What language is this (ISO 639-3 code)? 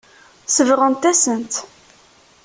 kab